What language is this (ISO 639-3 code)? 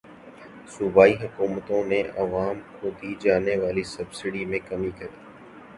urd